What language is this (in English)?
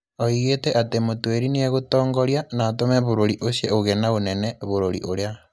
Kikuyu